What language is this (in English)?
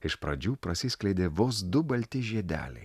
Lithuanian